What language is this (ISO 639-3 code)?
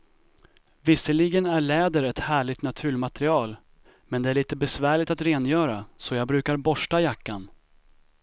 swe